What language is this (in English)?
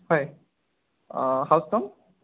Assamese